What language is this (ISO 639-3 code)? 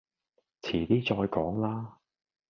yue